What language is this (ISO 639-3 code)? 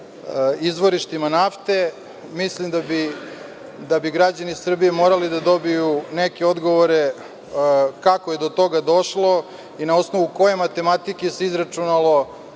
srp